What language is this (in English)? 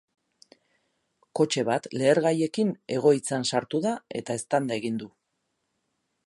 Basque